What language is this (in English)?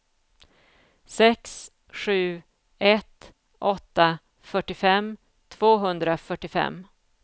Swedish